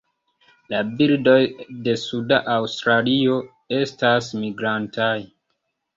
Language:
Esperanto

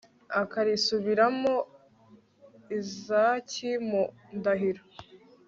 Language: Kinyarwanda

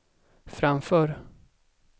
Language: Swedish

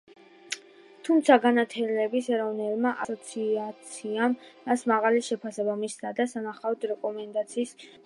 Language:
Georgian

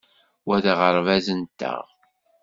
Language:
Kabyle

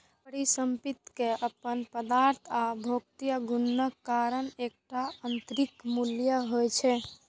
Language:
Maithili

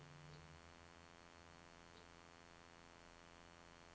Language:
Norwegian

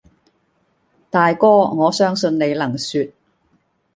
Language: Cantonese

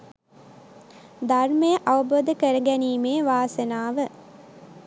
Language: Sinhala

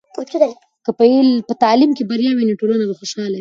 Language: Pashto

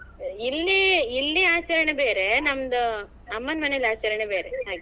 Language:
Kannada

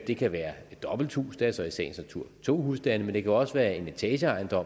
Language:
Danish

